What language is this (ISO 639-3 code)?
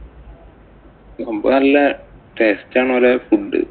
mal